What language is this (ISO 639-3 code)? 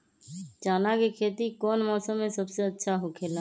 mag